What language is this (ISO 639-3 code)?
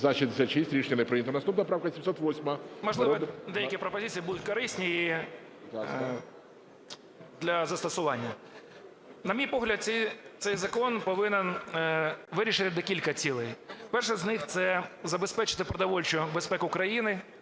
ukr